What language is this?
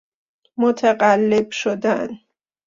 Persian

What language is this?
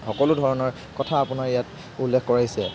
Assamese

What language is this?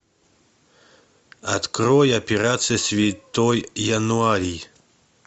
Russian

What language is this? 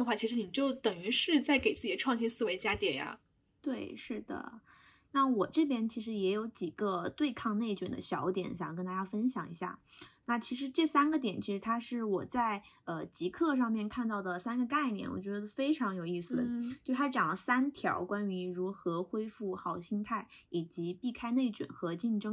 Chinese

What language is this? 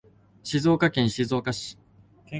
Japanese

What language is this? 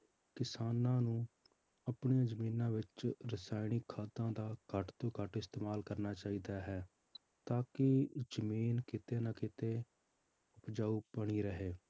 Punjabi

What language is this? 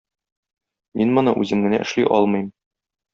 Tatar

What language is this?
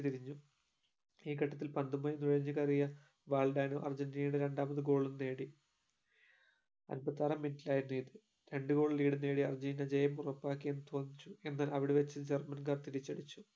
Malayalam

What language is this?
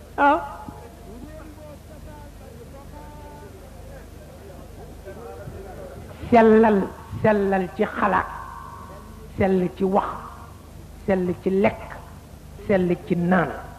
Arabic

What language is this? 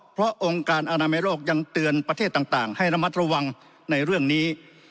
Thai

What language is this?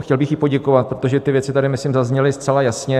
Czech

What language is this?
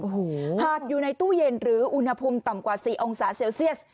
Thai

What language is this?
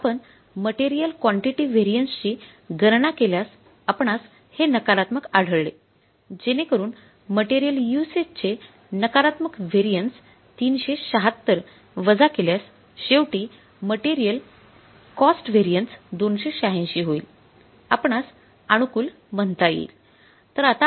Marathi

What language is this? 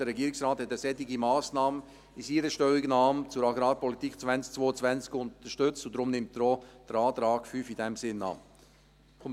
Swiss German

